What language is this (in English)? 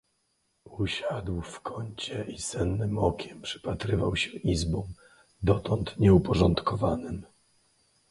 Polish